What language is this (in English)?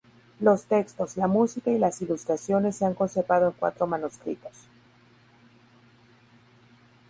Spanish